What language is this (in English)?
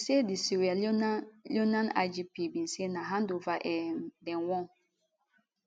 Nigerian Pidgin